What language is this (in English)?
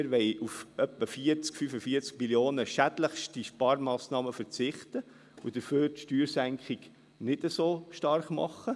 Swiss German